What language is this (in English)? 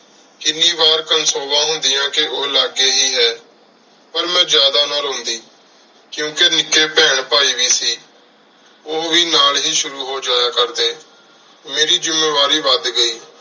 Punjabi